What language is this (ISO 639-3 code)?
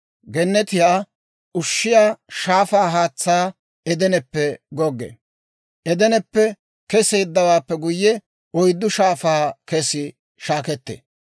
dwr